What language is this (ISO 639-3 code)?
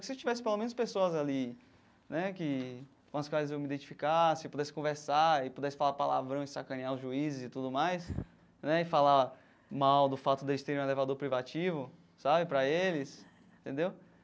por